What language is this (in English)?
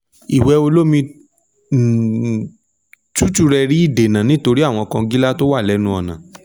Yoruba